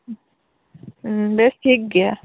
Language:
Santali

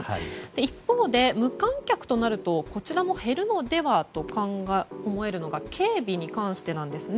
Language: Japanese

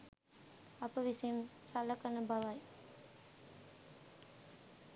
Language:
Sinhala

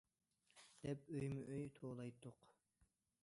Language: Uyghur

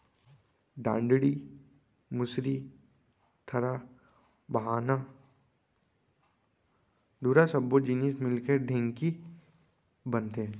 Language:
Chhattisgarhi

